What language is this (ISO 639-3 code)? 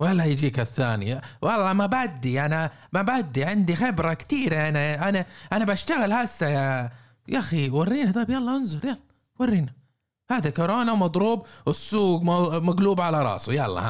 ara